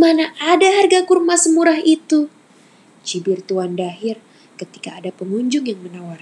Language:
Indonesian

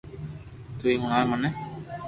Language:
Loarki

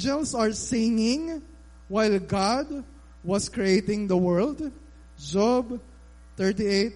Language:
Filipino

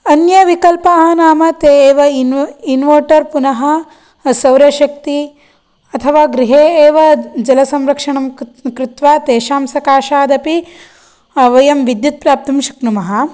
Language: Sanskrit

